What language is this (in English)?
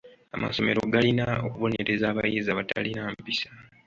Ganda